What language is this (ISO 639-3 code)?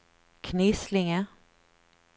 swe